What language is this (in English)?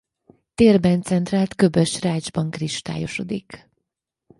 Hungarian